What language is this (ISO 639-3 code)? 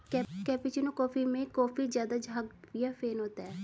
hin